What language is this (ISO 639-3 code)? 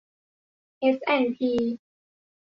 tha